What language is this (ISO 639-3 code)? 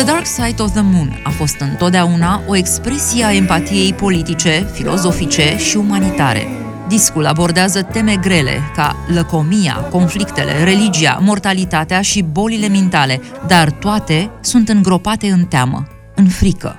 ron